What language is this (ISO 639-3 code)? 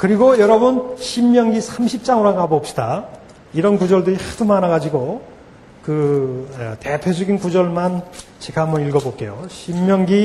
kor